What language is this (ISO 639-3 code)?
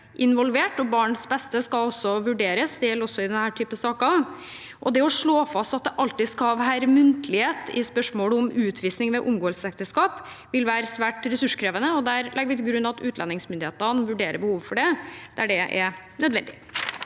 nor